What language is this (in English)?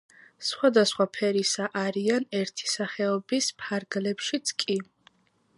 Georgian